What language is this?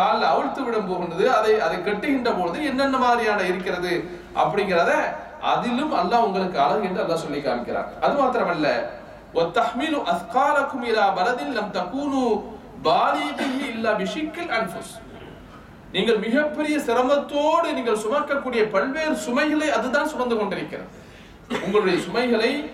Arabic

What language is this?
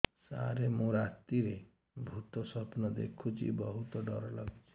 Odia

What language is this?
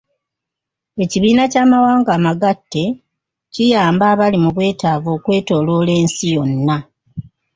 Ganda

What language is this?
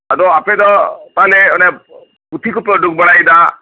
Santali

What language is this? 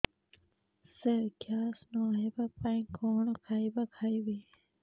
Odia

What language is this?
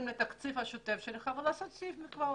Hebrew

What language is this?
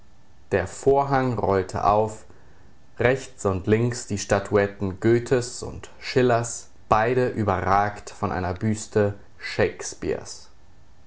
German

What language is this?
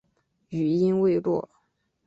Chinese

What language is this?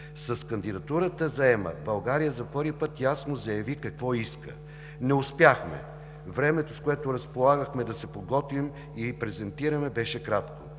Bulgarian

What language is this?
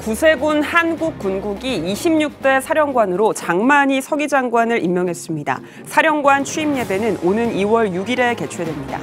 Korean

